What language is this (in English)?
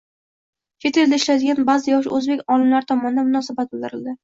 Uzbek